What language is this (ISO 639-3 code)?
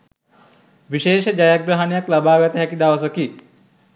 sin